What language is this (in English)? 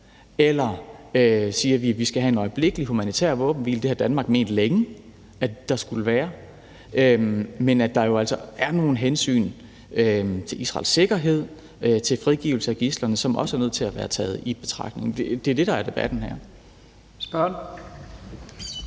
Danish